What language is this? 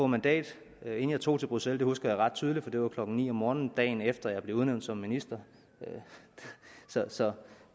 Danish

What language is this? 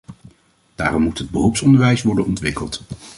Dutch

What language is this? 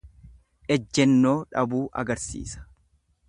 Oromo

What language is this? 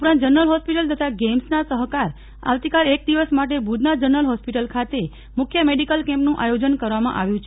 Gujarati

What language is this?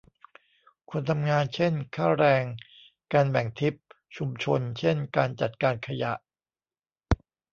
Thai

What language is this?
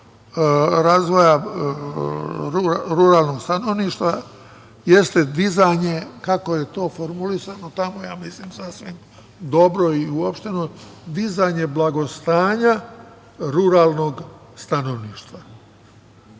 Serbian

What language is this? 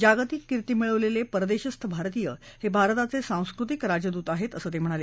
Marathi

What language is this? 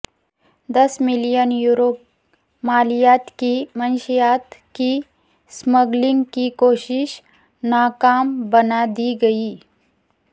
Urdu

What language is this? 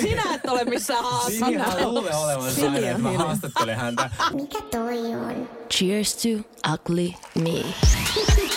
Finnish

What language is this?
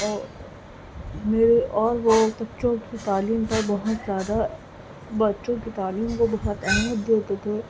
Urdu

